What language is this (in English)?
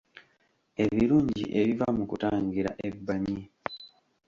Ganda